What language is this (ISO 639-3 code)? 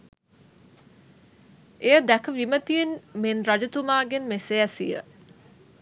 sin